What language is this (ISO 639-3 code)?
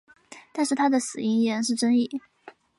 zho